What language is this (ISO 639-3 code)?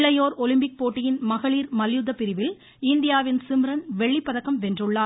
tam